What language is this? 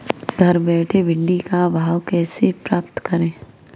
Hindi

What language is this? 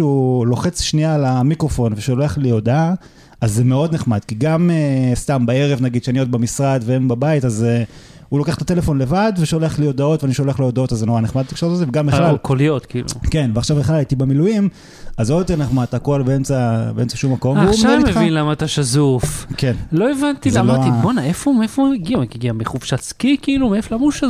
Hebrew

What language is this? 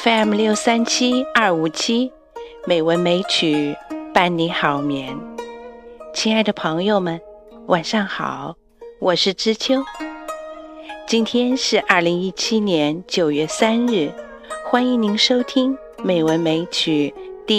Chinese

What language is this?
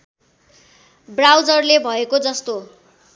Nepali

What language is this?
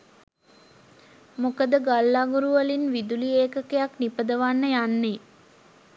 Sinhala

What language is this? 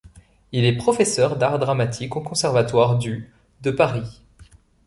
French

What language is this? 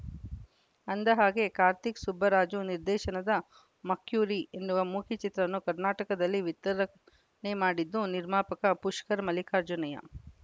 Kannada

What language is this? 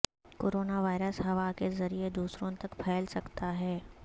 Urdu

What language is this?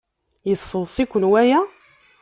Kabyle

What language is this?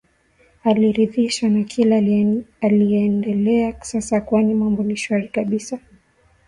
Swahili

